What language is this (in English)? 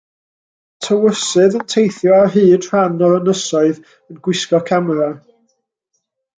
Welsh